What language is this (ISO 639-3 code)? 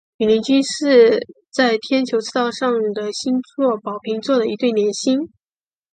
zho